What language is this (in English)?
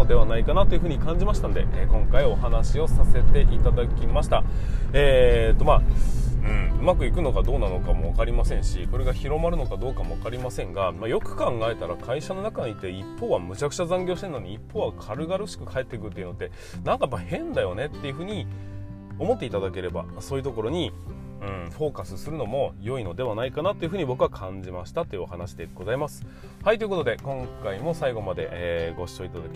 Japanese